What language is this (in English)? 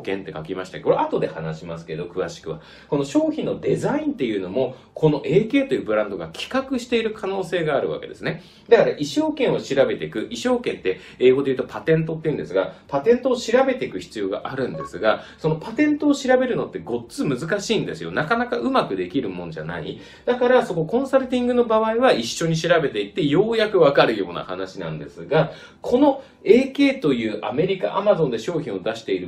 Japanese